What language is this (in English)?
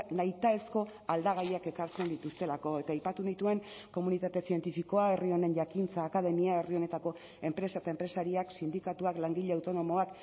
Basque